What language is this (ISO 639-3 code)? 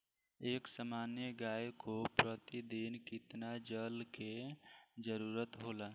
bho